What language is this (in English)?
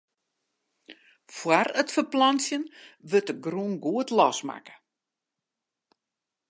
Western Frisian